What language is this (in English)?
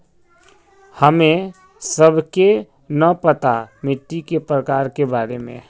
Magahi